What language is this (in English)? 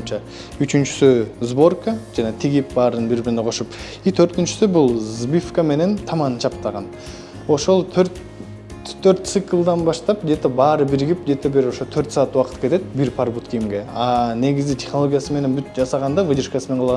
Turkish